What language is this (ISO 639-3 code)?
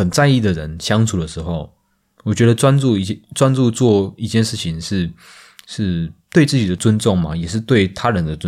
zho